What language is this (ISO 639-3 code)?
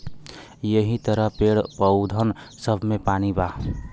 bho